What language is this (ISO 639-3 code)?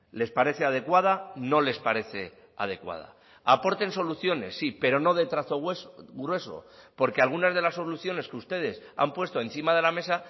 spa